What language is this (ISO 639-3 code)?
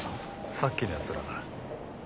jpn